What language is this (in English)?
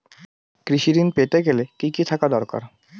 Bangla